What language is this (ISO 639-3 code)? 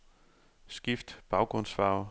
dan